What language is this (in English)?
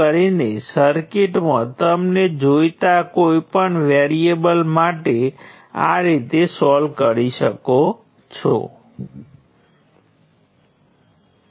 Gujarati